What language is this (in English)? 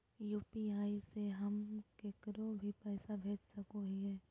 Magahi